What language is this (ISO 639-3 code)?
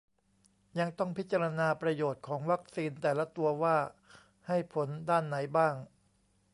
tha